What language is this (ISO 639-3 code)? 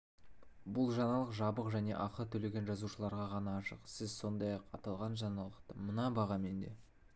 kaz